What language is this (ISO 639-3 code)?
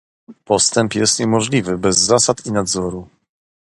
pol